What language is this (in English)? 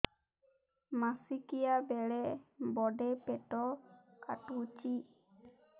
Odia